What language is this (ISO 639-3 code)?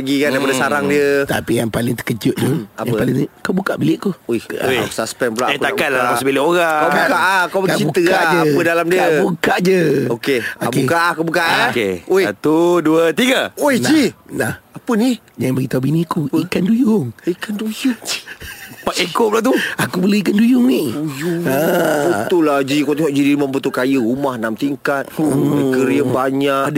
msa